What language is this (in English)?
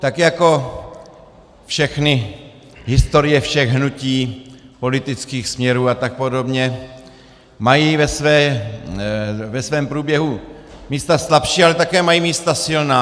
Czech